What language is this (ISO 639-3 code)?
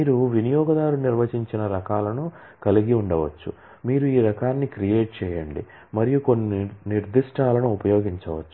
tel